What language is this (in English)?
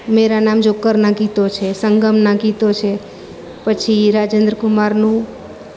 Gujarati